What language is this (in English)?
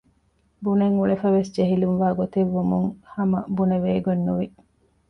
Divehi